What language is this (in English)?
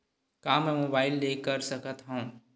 Chhattisgarhi